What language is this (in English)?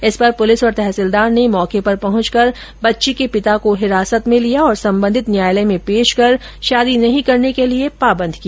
Hindi